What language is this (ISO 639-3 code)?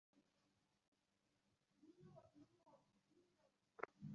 ben